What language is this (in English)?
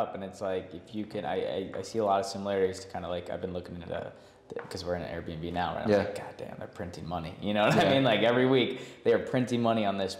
English